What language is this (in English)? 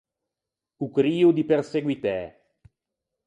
Ligurian